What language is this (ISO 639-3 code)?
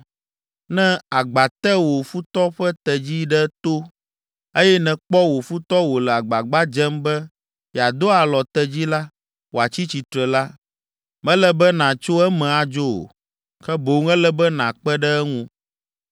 ewe